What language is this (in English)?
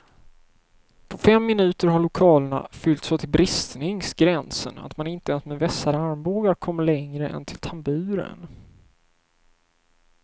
Swedish